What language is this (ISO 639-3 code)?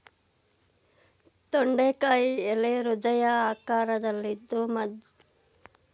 kan